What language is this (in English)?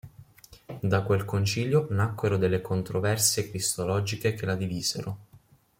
Italian